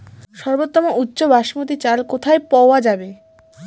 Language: Bangla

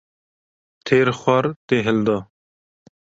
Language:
Kurdish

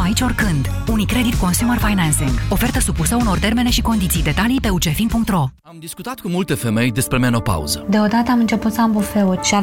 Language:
Romanian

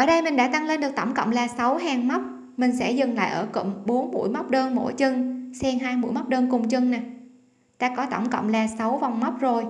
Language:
Vietnamese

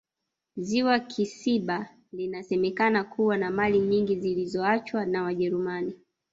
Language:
Swahili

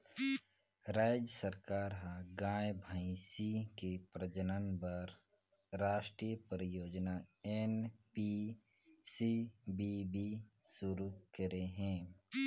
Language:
Chhattisgarhi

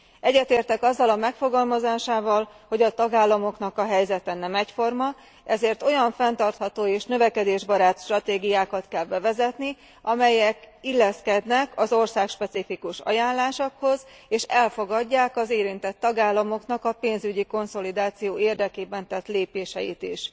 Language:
Hungarian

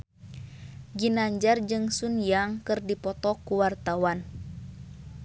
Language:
Sundanese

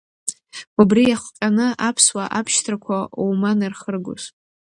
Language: Abkhazian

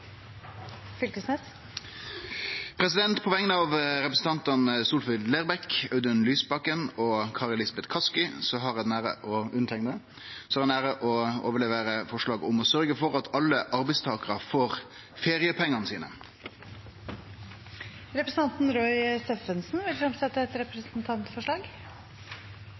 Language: Norwegian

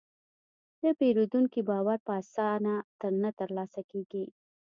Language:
Pashto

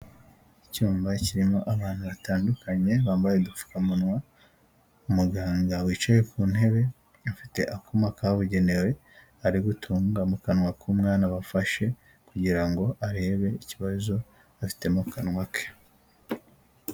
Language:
Kinyarwanda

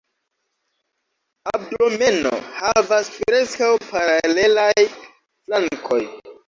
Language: Esperanto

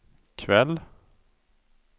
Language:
Swedish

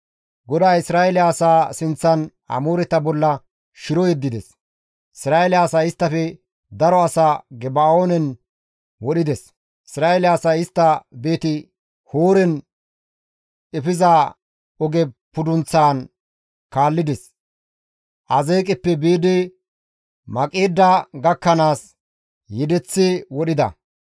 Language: Gamo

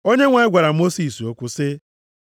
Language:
Igbo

